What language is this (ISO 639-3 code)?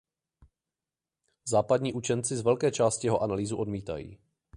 ces